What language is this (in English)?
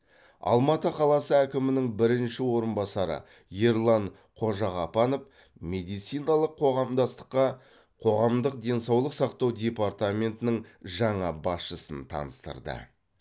Kazakh